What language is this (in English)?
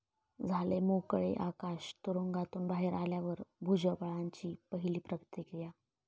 Marathi